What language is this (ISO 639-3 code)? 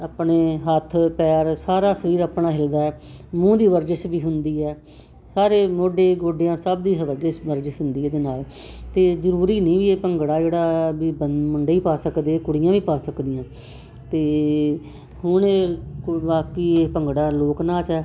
pan